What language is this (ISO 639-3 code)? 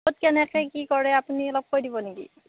asm